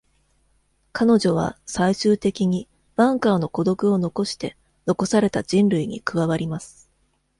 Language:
Japanese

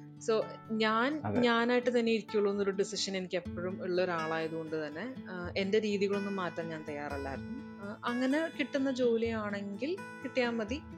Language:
Malayalam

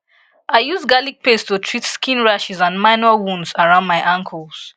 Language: Nigerian Pidgin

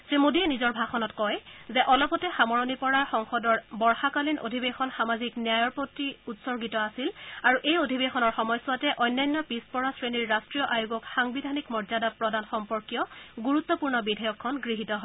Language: Assamese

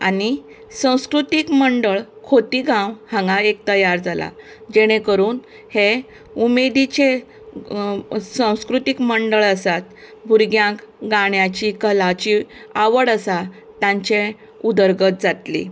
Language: Konkani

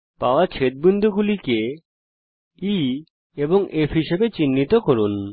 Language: Bangla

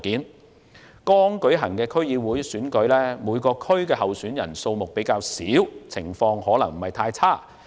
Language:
Cantonese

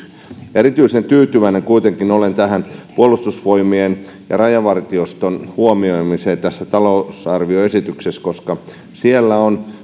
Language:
Finnish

